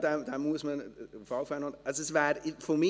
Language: Swiss German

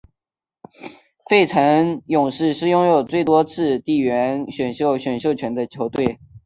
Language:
Chinese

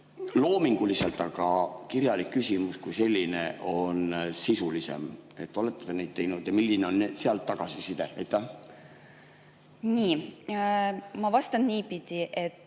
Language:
Estonian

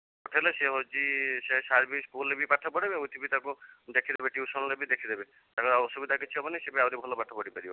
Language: Odia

